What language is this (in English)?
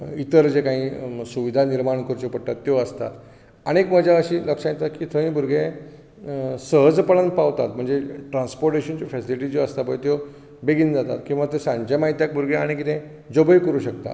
Konkani